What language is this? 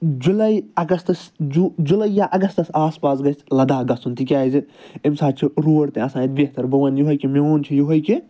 Kashmiri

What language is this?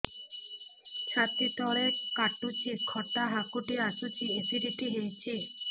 Odia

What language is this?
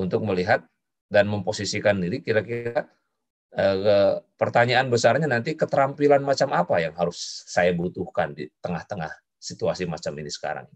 Indonesian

